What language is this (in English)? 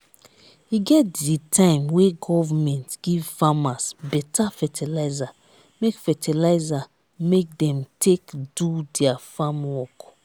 Nigerian Pidgin